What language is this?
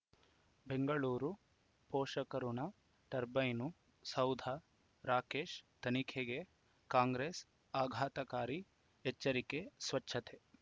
Kannada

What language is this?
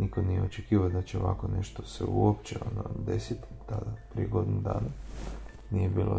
Croatian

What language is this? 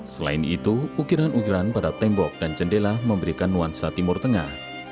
Indonesian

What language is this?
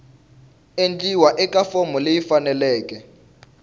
Tsonga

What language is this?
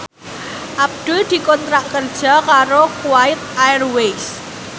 Javanese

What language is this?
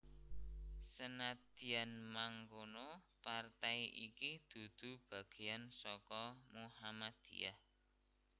Javanese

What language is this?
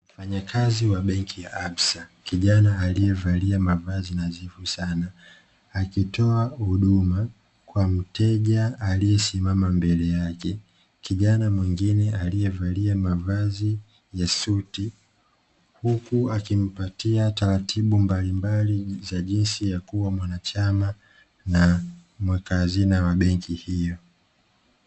Swahili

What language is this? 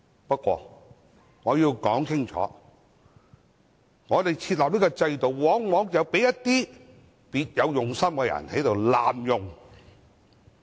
Cantonese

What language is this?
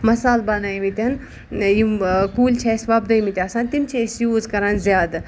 Kashmiri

